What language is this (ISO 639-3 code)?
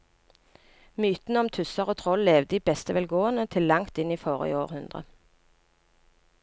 nor